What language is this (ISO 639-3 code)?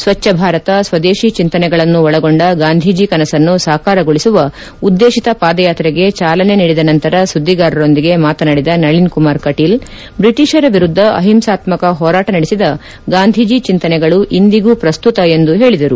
kan